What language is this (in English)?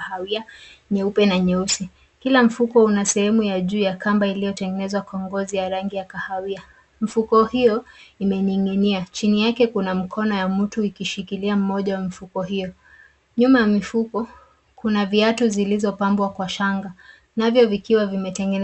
Swahili